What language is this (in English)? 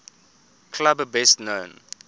English